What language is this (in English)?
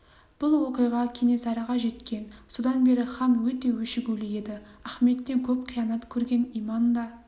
Kazakh